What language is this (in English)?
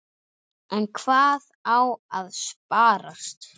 Icelandic